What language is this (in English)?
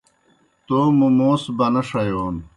Kohistani Shina